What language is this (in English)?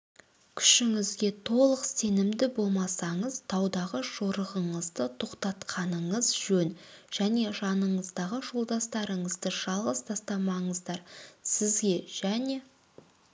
Kazakh